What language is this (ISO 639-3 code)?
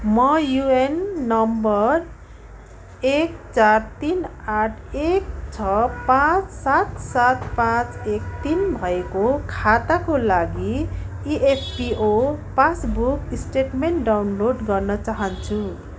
nep